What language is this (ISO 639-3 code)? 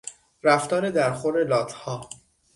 fas